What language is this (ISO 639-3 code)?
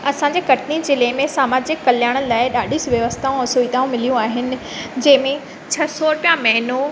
snd